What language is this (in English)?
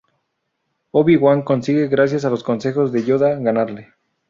Spanish